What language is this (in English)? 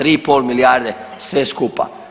Croatian